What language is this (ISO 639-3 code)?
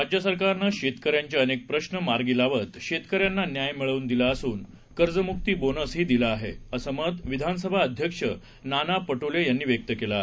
mar